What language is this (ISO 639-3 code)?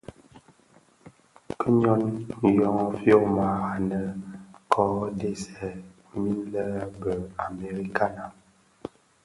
ksf